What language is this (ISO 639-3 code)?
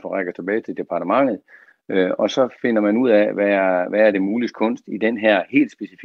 dan